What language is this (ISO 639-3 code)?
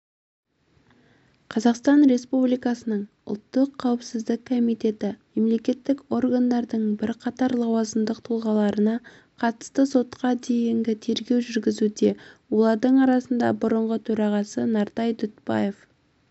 kaz